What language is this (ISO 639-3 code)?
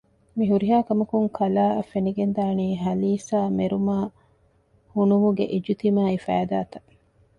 div